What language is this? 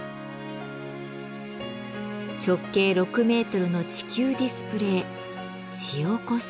Japanese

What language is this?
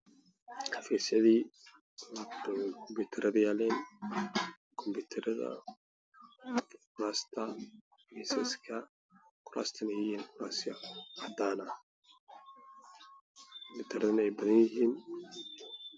Somali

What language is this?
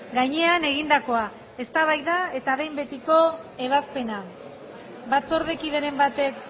Basque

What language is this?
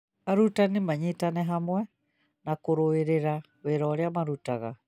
Kikuyu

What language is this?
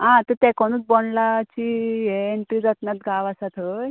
Konkani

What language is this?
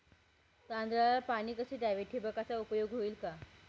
Marathi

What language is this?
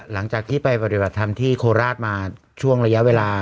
Thai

